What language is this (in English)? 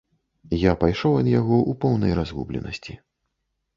Belarusian